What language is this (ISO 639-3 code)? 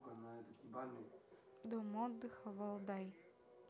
rus